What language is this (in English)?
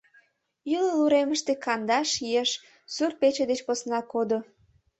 Mari